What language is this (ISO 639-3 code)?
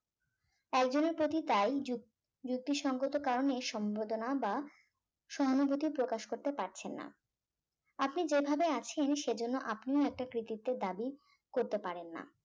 ben